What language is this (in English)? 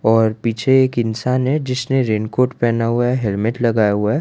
Hindi